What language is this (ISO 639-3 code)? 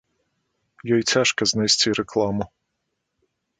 bel